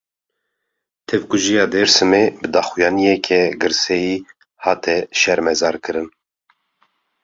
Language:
Kurdish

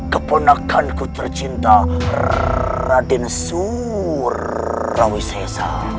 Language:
Indonesian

